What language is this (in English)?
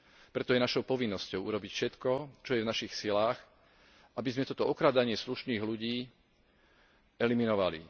Slovak